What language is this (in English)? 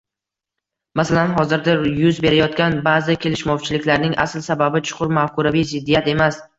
Uzbek